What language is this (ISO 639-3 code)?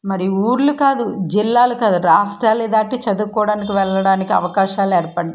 tel